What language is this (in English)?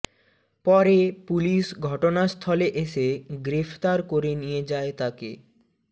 Bangla